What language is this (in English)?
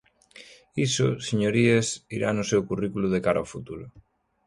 Galician